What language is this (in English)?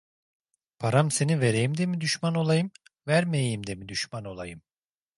Turkish